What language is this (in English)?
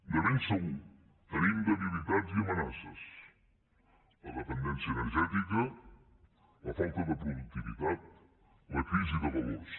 Catalan